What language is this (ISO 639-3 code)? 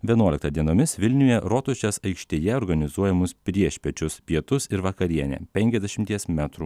lit